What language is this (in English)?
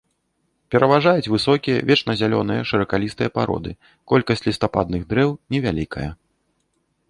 Belarusian